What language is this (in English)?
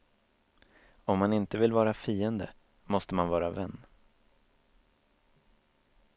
Swedish